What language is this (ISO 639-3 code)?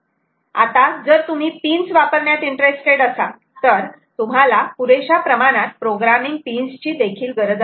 mar